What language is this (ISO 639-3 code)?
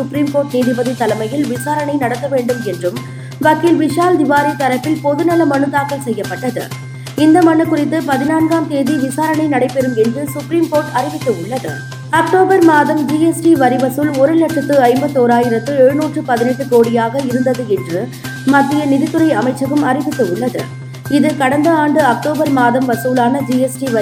tam